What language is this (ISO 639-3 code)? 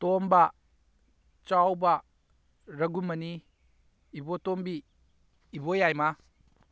mni